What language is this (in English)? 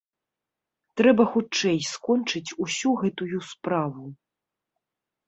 Belarusian